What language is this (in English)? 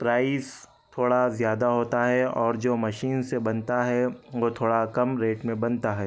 Urdu